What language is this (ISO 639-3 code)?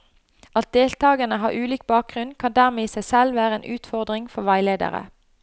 nor